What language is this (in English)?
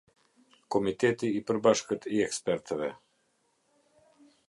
Albanian